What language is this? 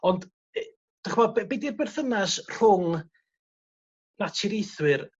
Welsh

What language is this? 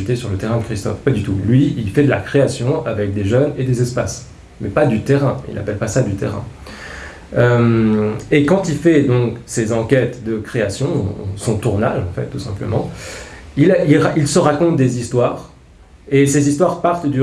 French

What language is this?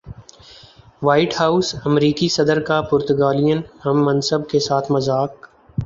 Urdu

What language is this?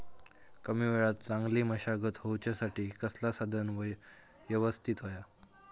Marathi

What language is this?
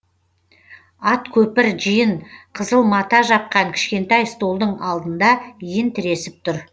Kazakh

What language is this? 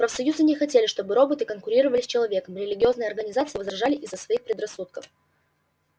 Russian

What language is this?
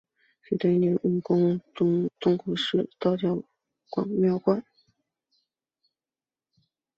Chinese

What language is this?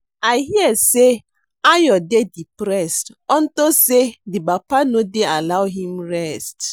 Nigerian Pidgin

